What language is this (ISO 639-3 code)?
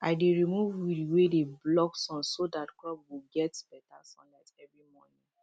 pcm